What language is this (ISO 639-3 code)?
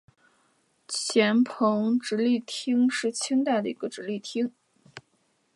zho